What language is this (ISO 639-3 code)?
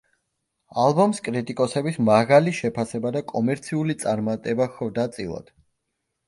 kat